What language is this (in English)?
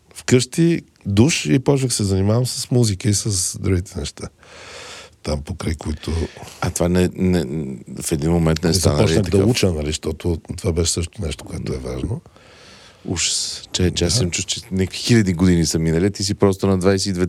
Bulgarian